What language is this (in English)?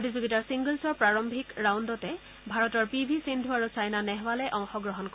Assamese